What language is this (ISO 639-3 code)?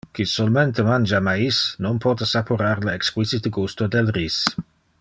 ina